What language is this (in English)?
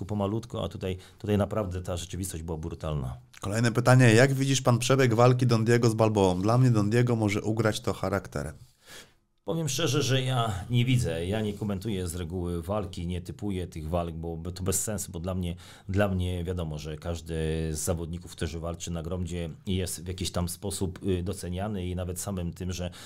Polish